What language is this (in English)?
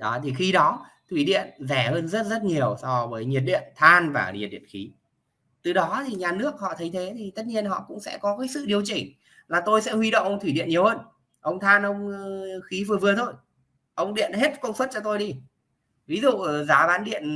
Vietnamese